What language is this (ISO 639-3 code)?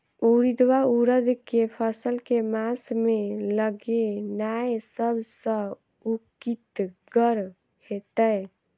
mai